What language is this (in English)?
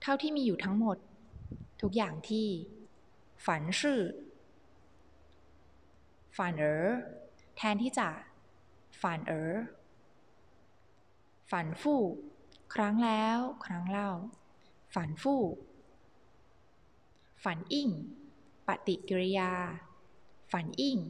Thai